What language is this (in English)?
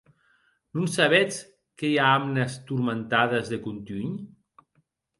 Occitan